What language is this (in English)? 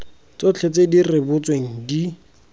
Tswana